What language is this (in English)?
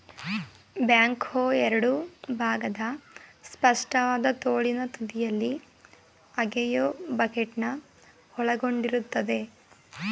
Kannada